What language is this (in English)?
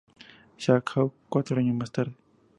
Spanish